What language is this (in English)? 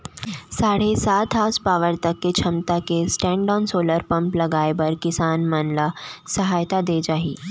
Chhattisgarhi